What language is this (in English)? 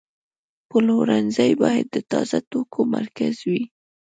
Pashto